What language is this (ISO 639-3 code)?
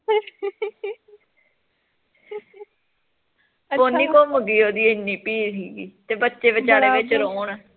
pan